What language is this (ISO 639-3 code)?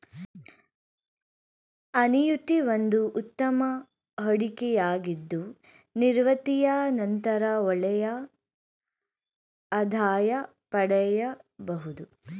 kan